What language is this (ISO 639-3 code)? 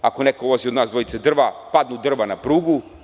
srp